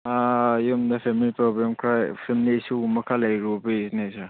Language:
Manipuri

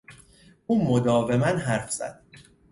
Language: Persian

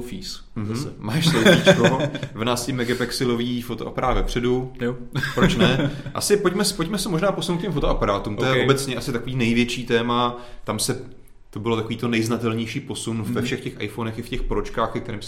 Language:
Czech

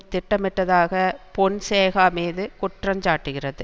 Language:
Tamil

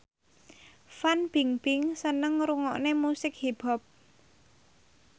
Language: Javanese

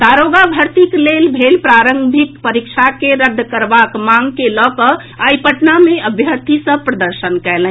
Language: Maithili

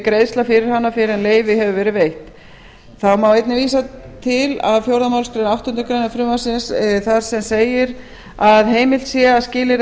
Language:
Icelandic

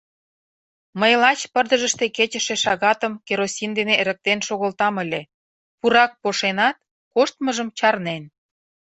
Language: Mari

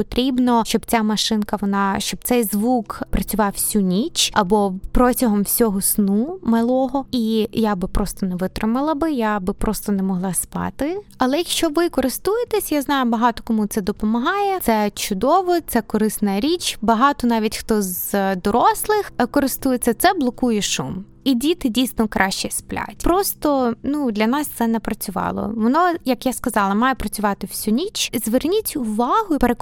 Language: Ukrainian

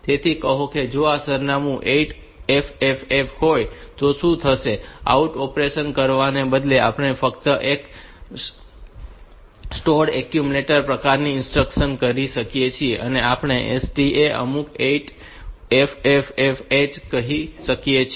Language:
Gujarati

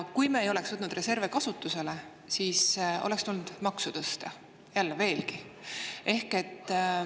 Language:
Estonian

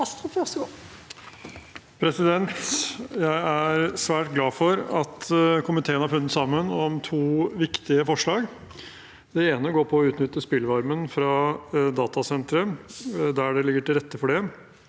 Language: Norwegian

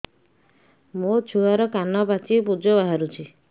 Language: Odia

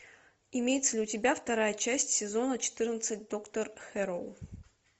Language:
Russian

